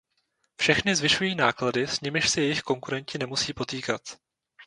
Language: Czech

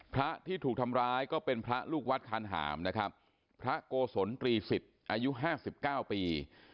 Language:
Thai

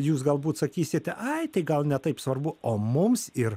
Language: Lithuanian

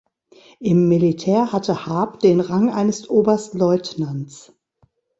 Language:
German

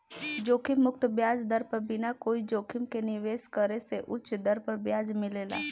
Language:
Bhojpuri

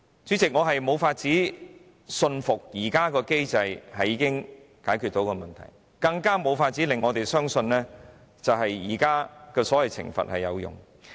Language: Cantonese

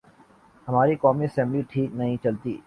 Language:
Urdu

